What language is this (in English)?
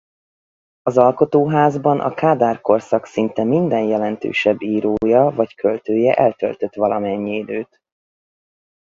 Hungarian